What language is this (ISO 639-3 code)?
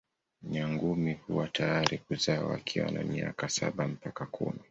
swa